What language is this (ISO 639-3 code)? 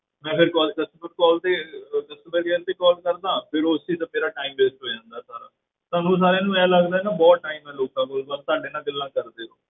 pan